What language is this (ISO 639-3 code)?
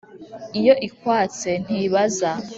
kin